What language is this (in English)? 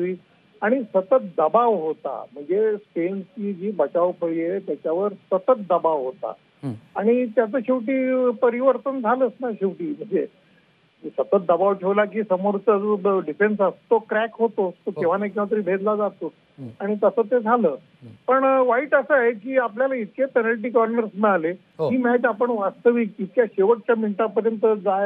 Marathi